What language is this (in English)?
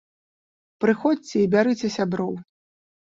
Belarusian